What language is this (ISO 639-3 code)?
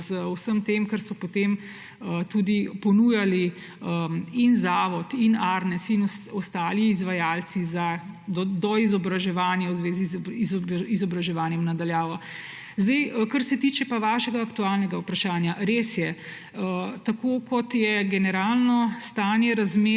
slv